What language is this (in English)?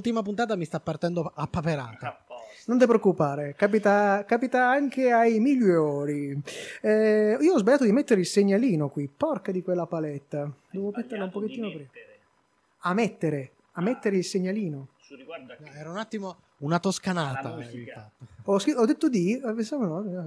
Italian